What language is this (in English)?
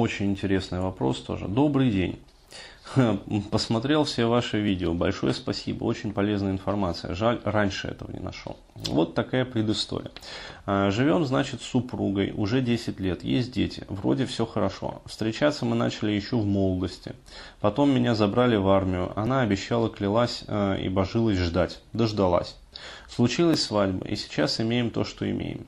Russian